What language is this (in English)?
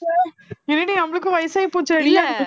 Tamil